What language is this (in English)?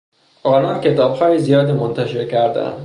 Persian